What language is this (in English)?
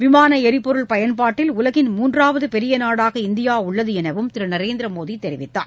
Tamil